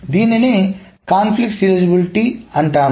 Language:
Telugu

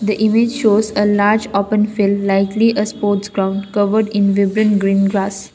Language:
English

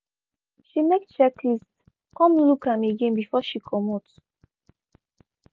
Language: Nigerian Pidgin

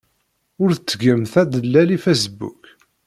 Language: Kabyle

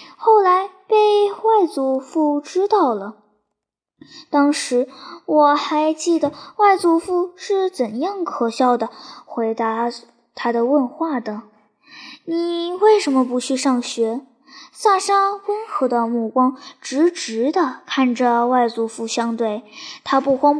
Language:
Chinese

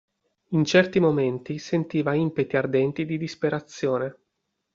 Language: Italian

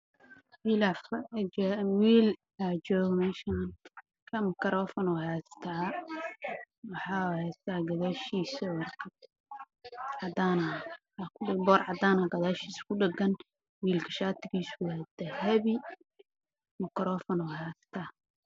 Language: Somali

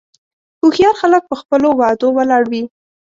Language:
Pashto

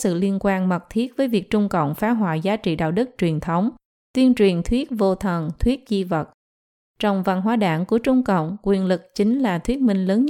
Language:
Vietnamese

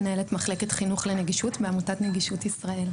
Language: Hebrew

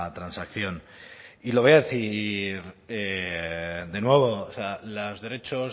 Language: Spanish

